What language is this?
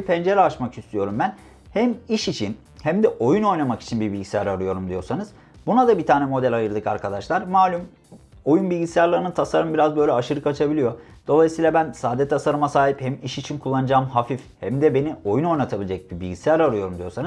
Turkish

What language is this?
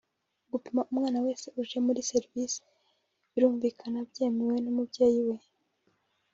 Kinyarwanda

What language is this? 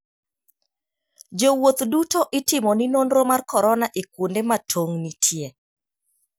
Luo (Kenya and Tanzania)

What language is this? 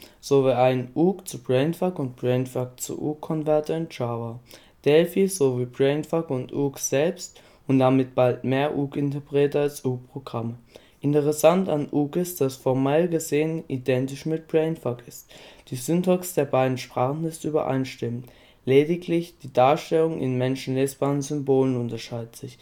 German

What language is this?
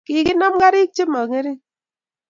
Kalenjin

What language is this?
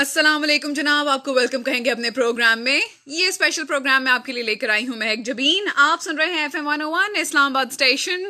Urdu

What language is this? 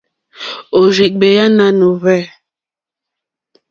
Mokpwe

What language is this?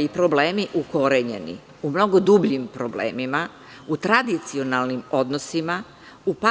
Serbian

